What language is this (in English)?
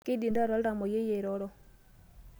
Masai